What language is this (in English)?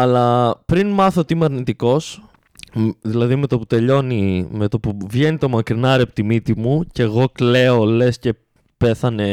Greek